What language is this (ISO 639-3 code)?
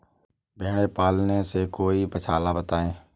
hin